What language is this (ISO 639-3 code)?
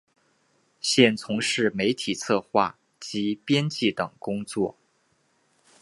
zho